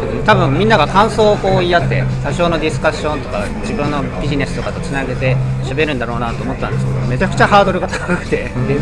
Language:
Japanese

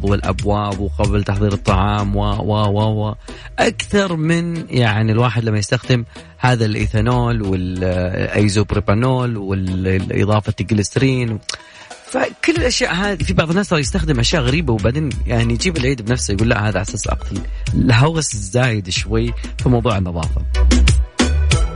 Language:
Arabic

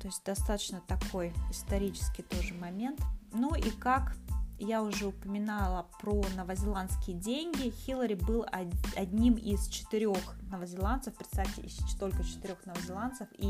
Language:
Russian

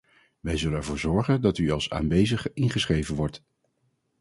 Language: Dutch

